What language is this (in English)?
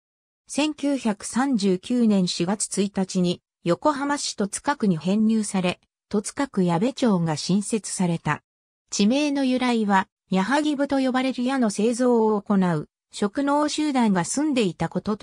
Japanese